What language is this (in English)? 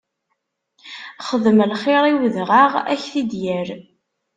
Kabyle